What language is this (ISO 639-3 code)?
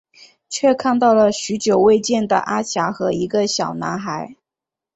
zho